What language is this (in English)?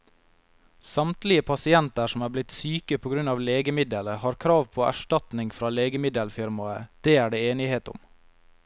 Norwegian